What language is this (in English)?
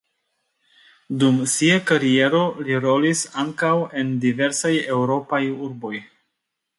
Esperanto